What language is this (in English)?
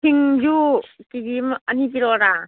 Manipuri